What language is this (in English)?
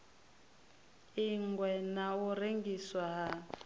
Venda